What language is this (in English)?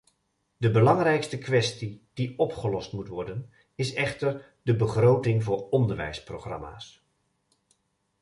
Dutch